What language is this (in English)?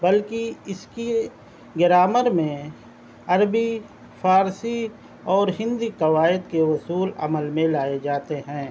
Urdu